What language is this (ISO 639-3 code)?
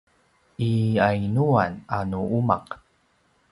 pwn